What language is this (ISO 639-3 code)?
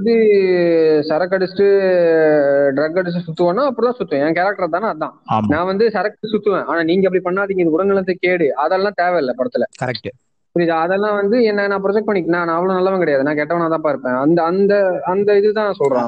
tam